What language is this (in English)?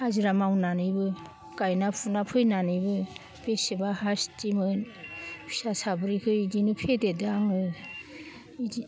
Bodo